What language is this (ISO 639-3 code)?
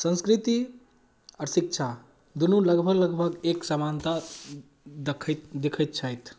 mai